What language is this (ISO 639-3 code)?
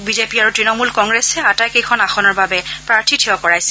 asm